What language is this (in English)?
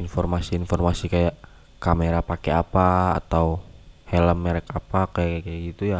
Indonesian